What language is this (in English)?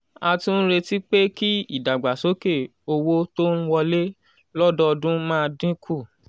Yoruba